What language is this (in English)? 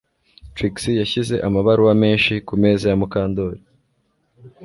Kinyarwanda